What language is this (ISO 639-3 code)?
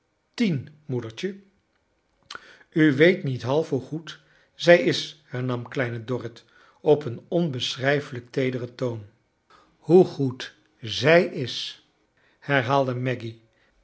nld